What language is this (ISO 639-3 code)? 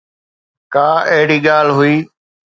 snd